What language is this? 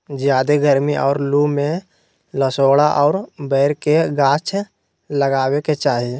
Magahi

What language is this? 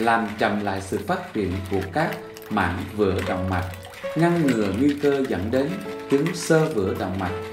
Vietnamese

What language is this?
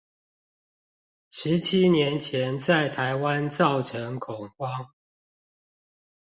Chinese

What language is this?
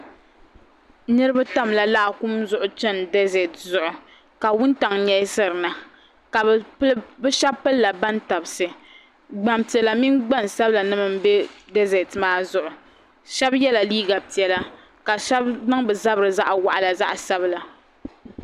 Dagbani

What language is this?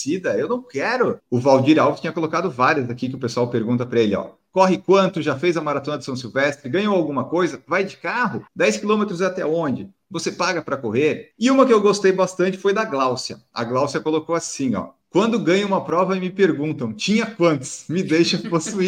Portuguese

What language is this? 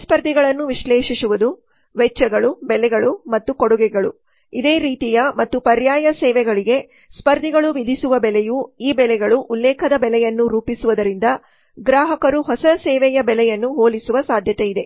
Kannada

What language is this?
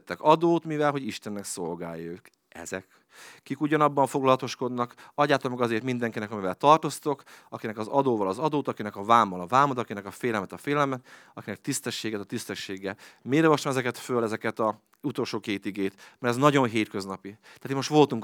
Hungarian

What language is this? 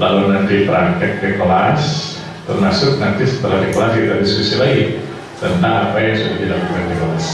Indonesian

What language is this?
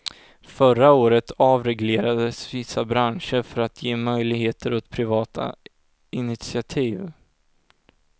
Swedish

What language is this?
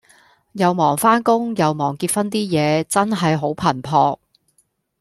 Cantonese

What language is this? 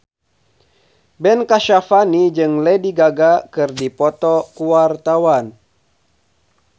Sundanese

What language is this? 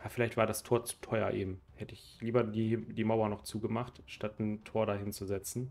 German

